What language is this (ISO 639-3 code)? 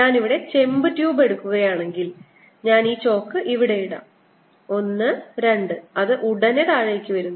mal